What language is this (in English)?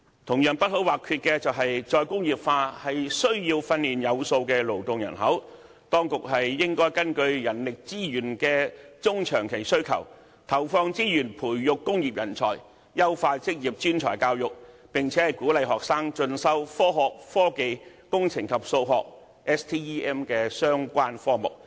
Cantonese